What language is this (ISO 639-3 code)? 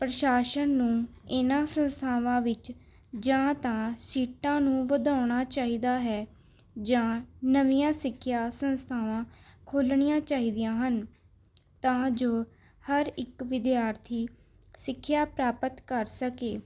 pan